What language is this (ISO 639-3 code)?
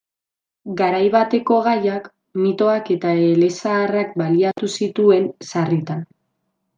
eus